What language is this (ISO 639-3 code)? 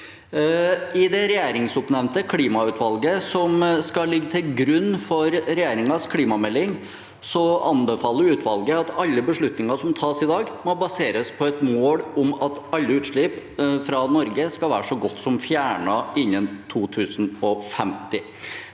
nor